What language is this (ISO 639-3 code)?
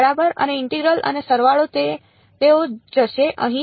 guj